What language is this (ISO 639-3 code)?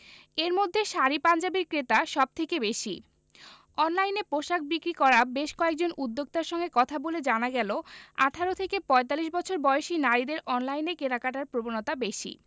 ben